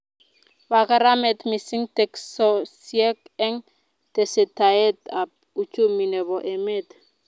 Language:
Kalenjin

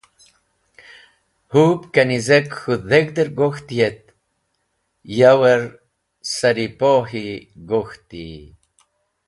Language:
Wakhi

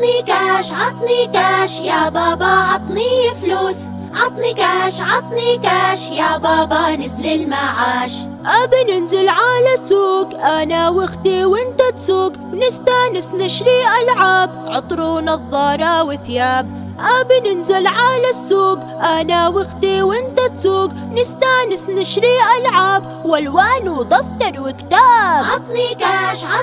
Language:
Arabic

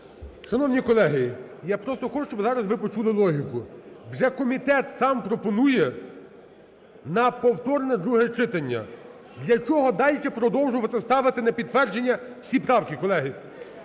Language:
Ukrainian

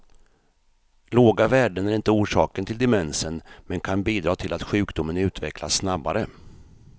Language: Swedish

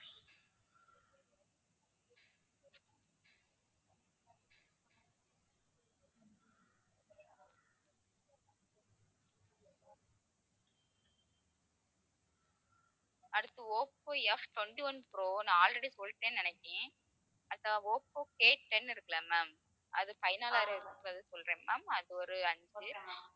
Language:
Tamil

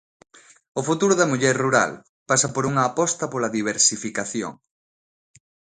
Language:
Galician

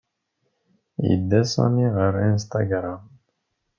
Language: Kabyle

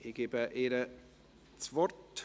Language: Swiss German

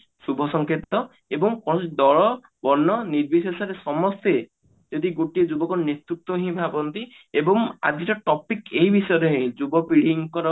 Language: Odia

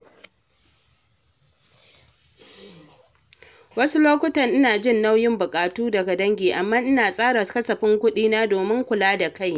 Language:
Hausa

